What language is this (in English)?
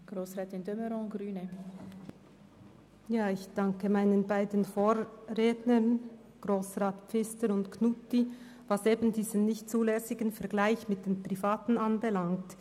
Swiss German